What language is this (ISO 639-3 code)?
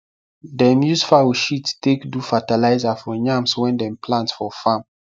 pcm